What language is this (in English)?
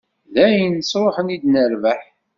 Kabyle